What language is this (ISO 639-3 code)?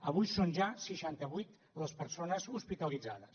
cat